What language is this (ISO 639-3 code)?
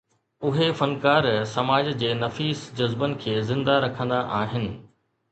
snd